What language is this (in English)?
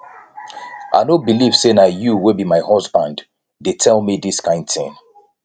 Nigerian Pidgin